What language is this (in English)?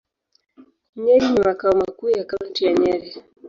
Swahili